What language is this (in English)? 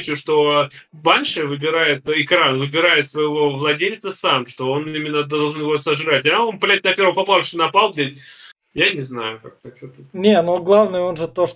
Russian